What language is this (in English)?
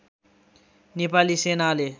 Nepali